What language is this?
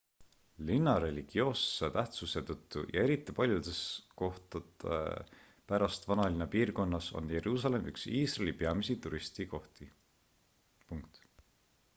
Estonian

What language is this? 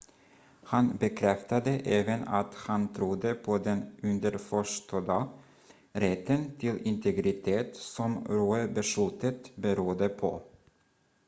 Swedish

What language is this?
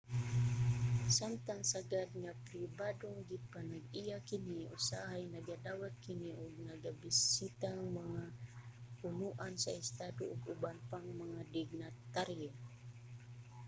Cebuano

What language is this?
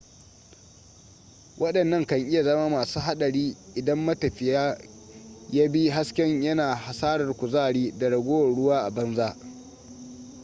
Hausa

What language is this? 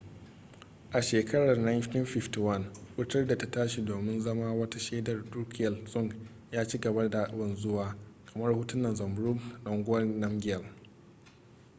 Hausa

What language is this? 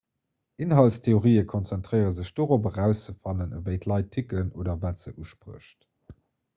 Luxembourgish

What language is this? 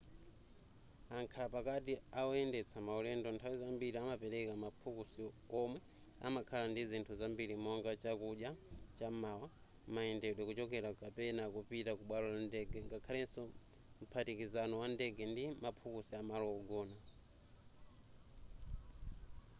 Nyanja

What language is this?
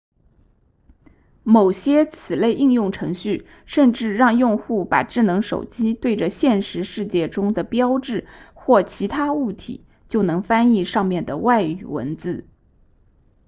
Chinese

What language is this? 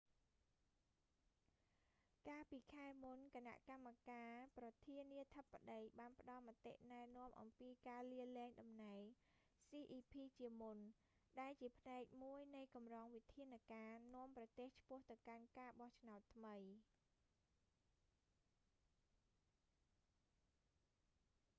Khmer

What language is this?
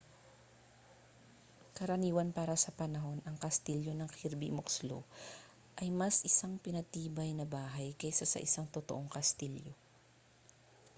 Filipino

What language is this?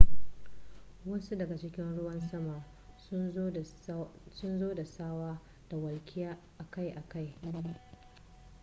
Hausa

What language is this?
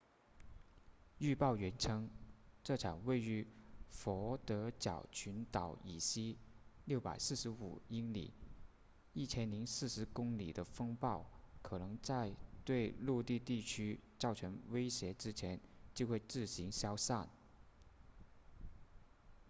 Chinese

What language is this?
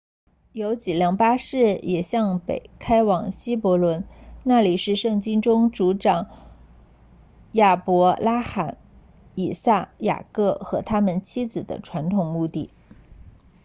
Chinese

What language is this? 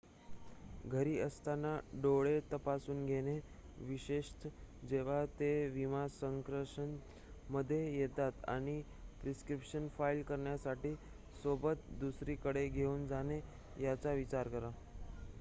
Marathi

